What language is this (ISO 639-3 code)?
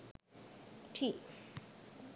sin